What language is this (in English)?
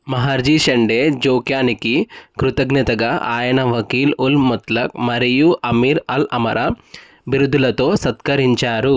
Telugu